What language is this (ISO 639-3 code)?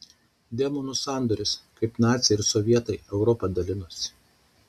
lit